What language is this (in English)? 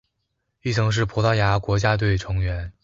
Chinese